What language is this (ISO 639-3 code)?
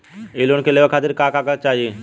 bho